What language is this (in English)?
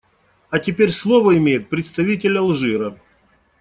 Russian